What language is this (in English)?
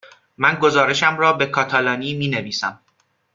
Persian